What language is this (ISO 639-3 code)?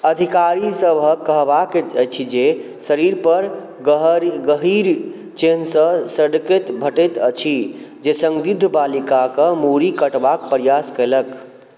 mai